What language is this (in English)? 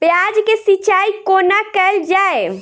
Maithili